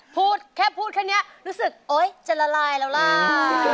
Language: Thai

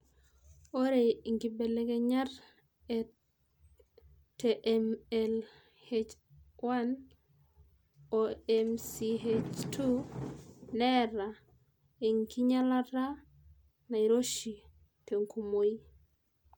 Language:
Masai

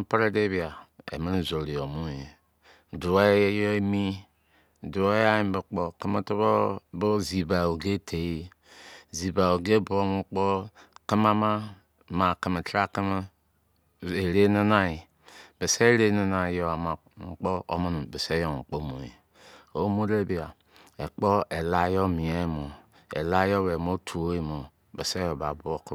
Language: Izon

